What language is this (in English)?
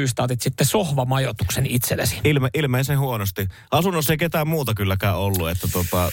Finnish